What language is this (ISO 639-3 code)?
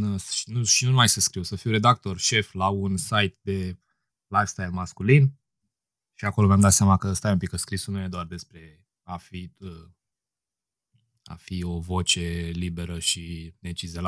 ron